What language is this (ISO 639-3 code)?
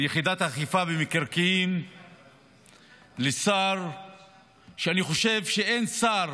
heb